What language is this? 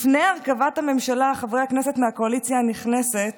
Hebrew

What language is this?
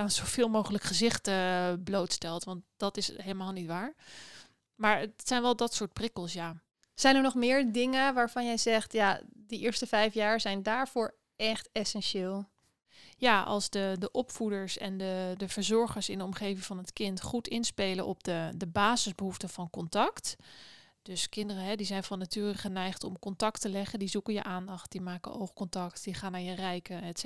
Dutch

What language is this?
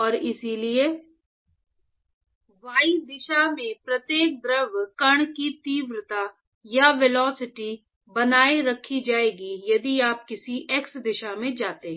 Hindi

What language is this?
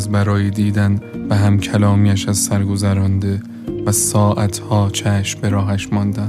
Persian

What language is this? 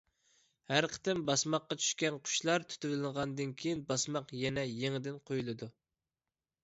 Uyghur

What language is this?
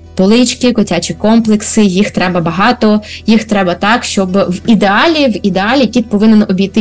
Ukrainian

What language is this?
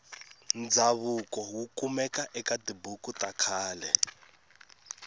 Tsonga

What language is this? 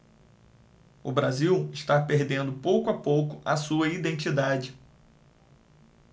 Portuguese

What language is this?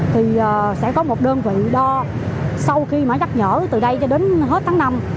Vietnamese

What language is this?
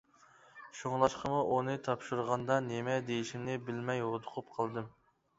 Uyghur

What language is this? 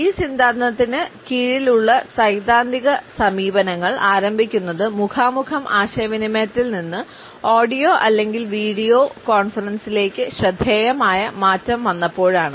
Malayalam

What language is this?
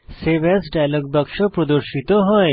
Bangla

